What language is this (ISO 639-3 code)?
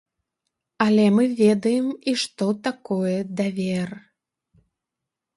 bel